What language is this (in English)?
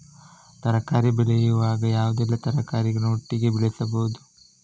Kannada